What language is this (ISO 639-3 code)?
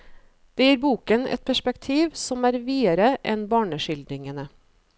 nor